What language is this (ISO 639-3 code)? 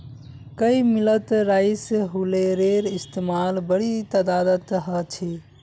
mag